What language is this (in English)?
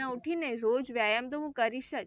Gujarati